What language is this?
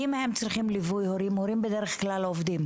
Hebrew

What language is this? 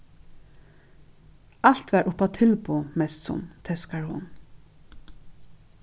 Faroese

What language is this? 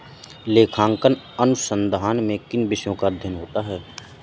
Hindi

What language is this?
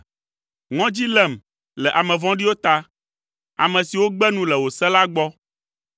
Ewe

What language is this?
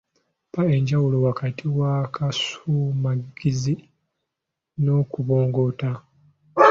Ganda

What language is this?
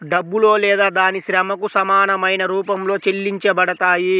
Telugu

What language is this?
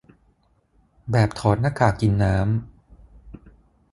Thai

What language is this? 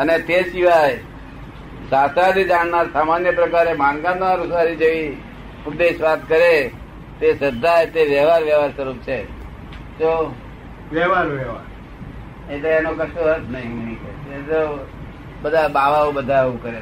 Gujarati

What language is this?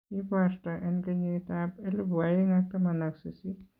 Kalenjin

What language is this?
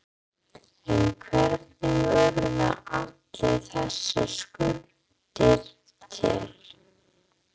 Icelandic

